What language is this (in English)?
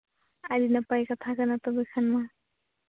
Santali